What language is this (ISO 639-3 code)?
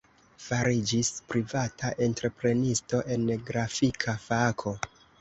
epo